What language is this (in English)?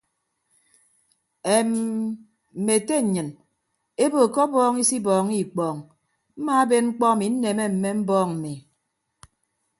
Ibibio